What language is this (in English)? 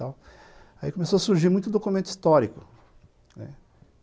Portuguese